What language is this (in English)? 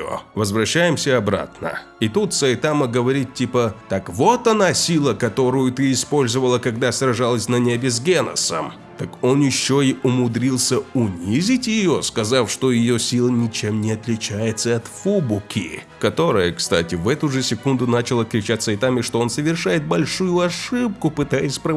Russian